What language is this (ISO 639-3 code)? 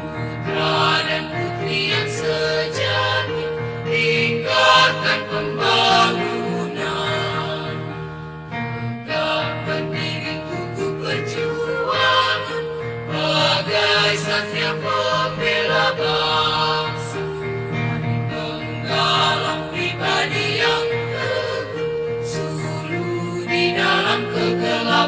ind